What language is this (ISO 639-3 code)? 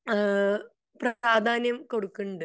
mal